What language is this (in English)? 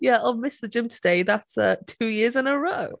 English